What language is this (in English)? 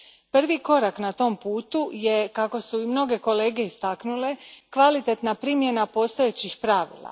Croatian